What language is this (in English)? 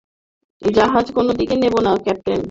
Bangla